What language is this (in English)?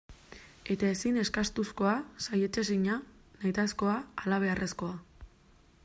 Basque